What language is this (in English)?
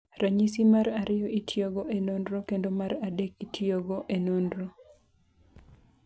Luo (Kenya and Tanzania)